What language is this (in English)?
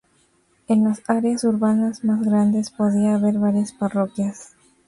Spanish